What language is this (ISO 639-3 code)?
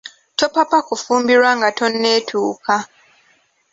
lug